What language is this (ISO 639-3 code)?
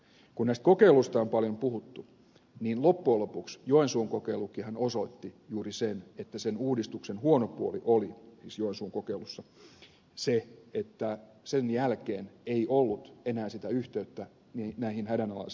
fin